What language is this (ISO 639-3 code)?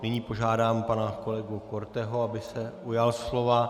ces